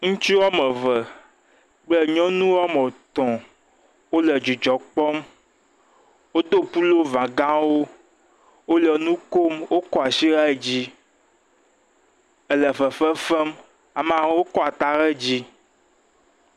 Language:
Ewe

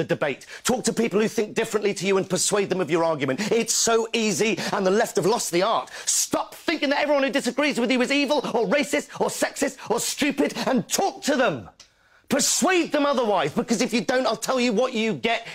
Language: Hungarian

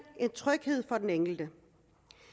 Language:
Danish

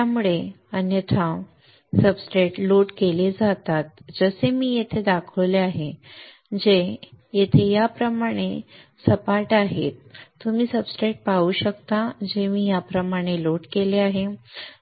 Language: Marathi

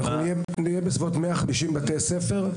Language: Hebrew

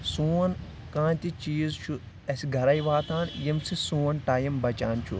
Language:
Kashmiri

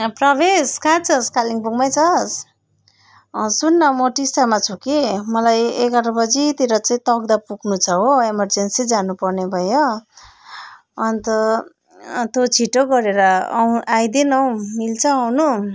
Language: Nepali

